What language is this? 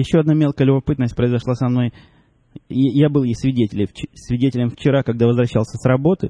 Russian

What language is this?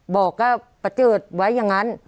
Thai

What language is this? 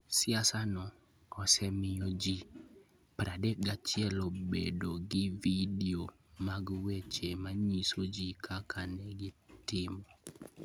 Luo (Kenya and Tanzania)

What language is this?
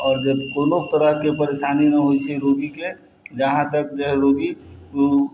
Maithili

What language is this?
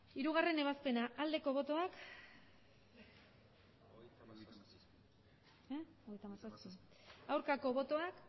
Basque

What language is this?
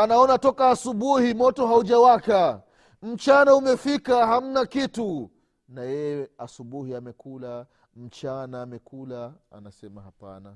Swahili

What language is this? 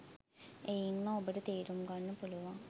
Sinhala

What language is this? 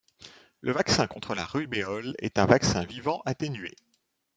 French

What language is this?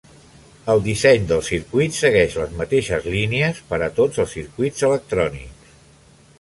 Catalan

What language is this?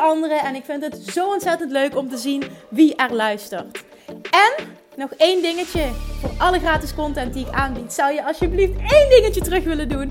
Dutch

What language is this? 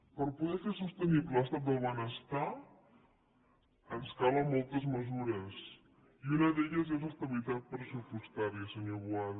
Catalan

